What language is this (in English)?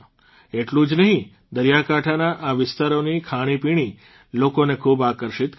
Gujarati